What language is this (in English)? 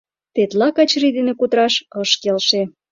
Mari